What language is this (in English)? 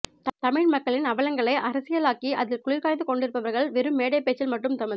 Tamil